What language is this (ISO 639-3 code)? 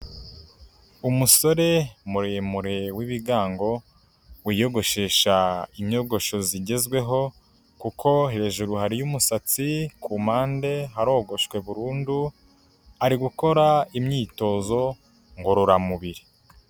kin